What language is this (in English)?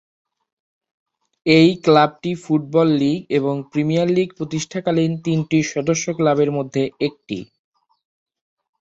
Bangla